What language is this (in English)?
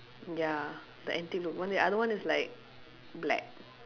English